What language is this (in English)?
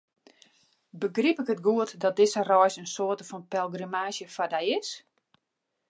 Western Frisian